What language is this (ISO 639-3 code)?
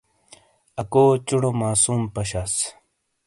scl